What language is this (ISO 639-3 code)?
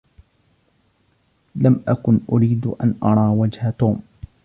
ara